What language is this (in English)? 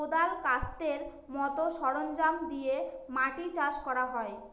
Bangla